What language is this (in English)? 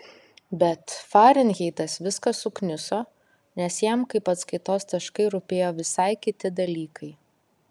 Lithuanian